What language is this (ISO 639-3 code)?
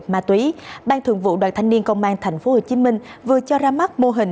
vie